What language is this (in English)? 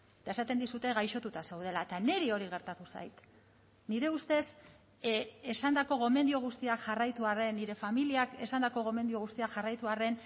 Basque